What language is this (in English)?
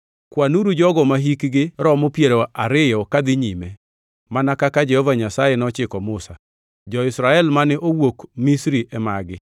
Luo (Kenya and Tanzania)